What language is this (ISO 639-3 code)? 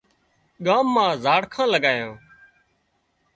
kxp